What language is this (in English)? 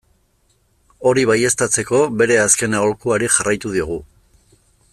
Basque